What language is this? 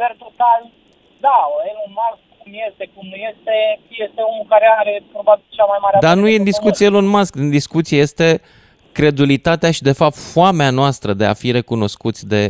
Romanian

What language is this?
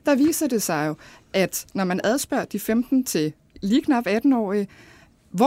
Danish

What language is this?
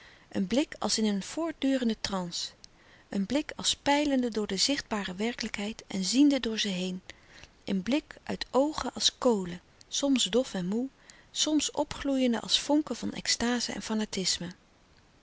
Dutch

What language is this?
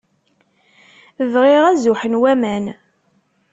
Kabyle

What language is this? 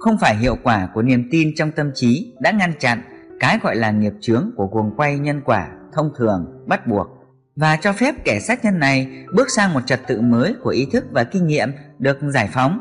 Vietnamese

